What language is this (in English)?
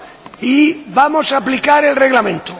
Spanish